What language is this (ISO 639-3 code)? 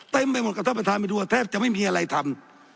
tha